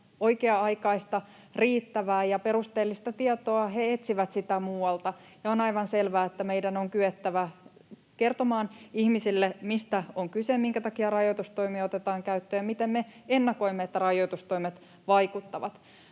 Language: Finnish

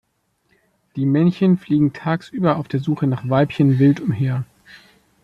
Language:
German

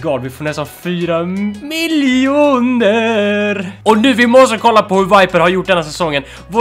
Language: Swedish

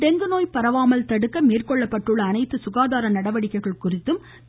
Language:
Tamil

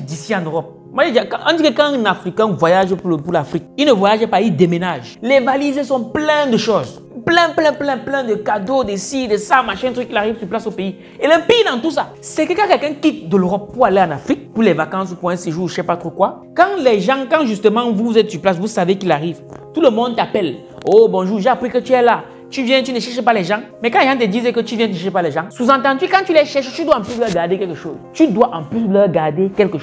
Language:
French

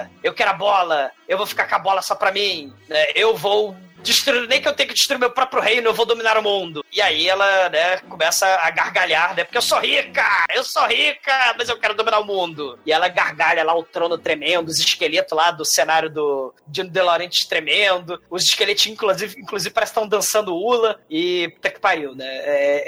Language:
Portuguese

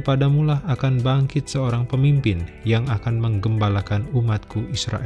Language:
Indonesian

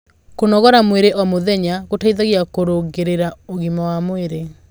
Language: Kikuyu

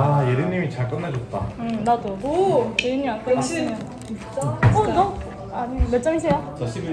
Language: Korean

